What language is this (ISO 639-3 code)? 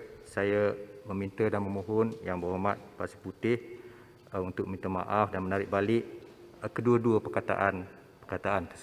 msa